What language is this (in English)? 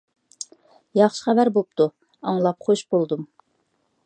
Uyghur